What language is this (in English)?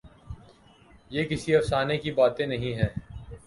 Urdu